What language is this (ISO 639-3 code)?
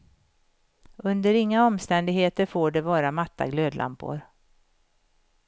swe